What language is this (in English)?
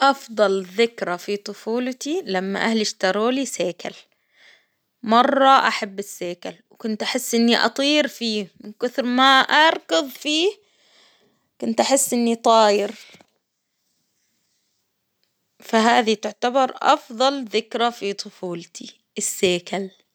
Hijazi Arabic